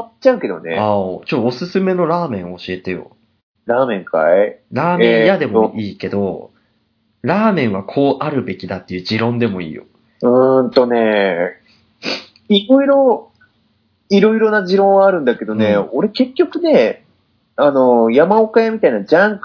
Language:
Japanese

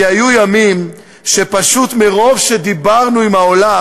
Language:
Hebrew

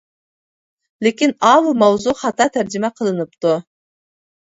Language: Uyghur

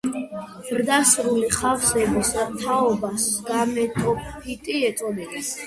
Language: Georgian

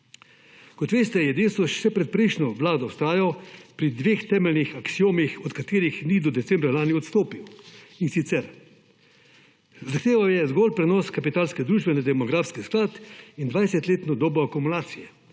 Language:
Slovenian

